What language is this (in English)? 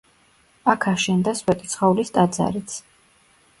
Georgian